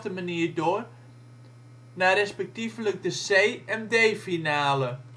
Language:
Dutch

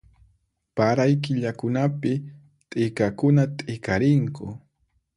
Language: Puno Quechua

